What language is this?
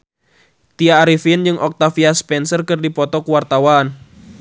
Sundanese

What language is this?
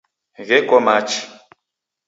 Taita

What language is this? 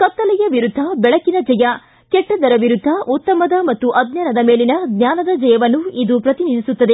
Kannada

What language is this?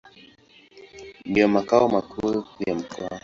Swahili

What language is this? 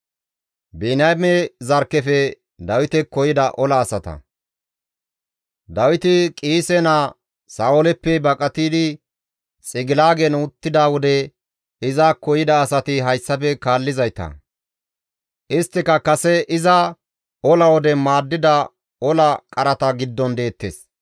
Gamo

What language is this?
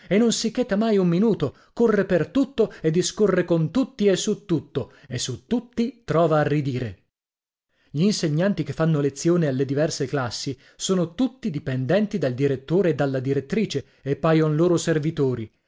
Italian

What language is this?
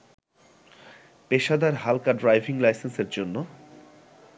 Bangla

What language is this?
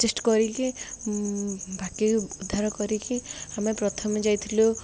Odia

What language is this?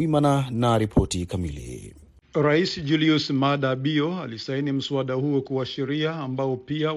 Swahili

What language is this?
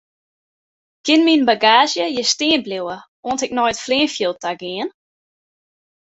Western Frisian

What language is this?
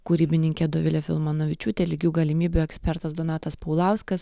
Lithuanian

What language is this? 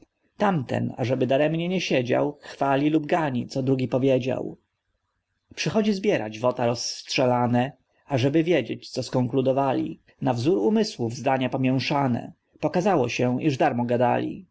Polish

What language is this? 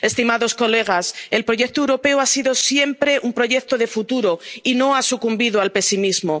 Spanish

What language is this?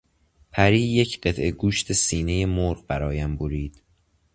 Persian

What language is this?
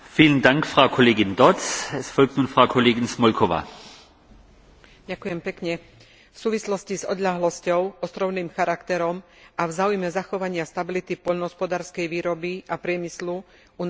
Slovak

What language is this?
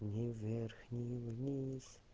Russian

